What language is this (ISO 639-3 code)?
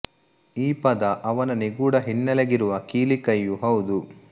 kan